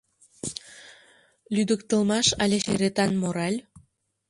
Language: Mari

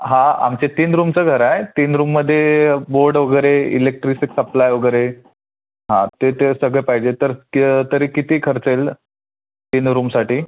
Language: Marathi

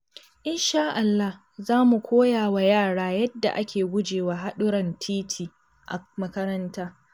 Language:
Hausa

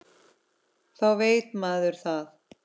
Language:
Icelandic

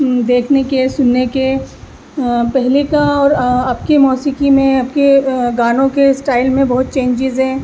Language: Urdu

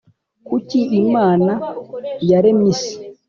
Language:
Kinyarwanda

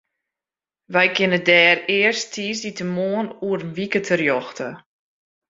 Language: Western Frisian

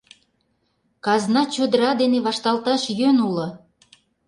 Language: Mari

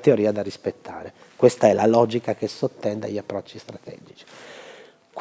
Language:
Italian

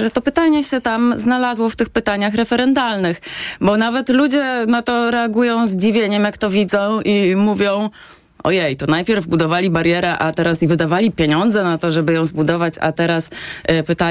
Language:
Polish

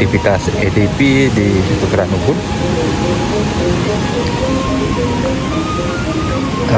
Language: Indonesian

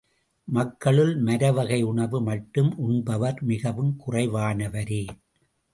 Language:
Tamil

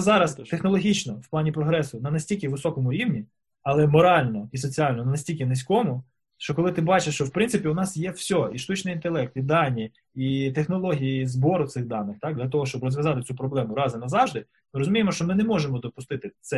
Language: Ukrainian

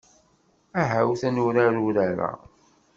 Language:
Kabyle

